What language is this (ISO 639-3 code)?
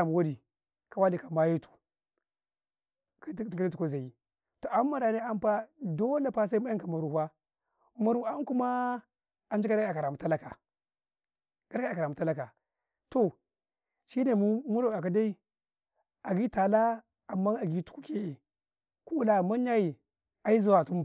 kai